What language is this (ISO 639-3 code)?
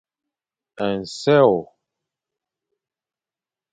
fan